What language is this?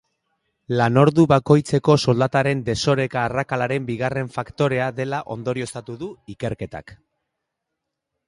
Basque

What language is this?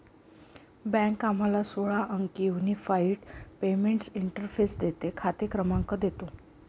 Marathi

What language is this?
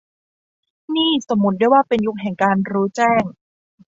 Thai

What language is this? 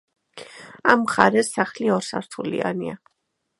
Georgian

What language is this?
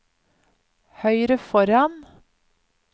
Norwegian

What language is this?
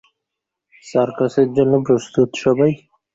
Bangla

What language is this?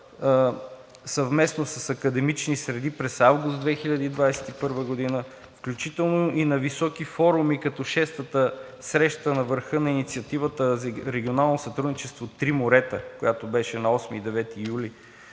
Bulgarian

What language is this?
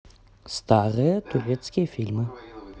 Russian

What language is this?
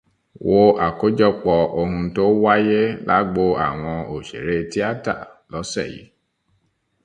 Yoruba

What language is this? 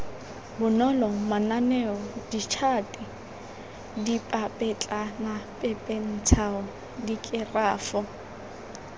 Tswana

